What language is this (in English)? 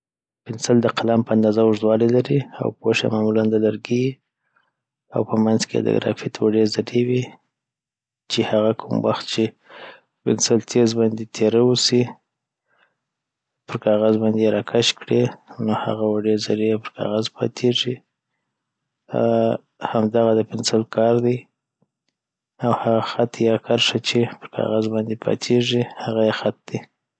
Southern Pashto